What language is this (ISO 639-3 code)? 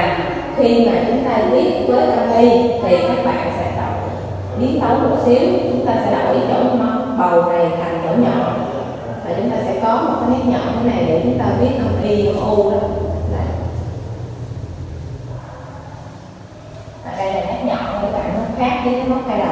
vie